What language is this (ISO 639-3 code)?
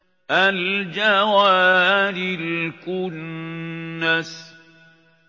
ara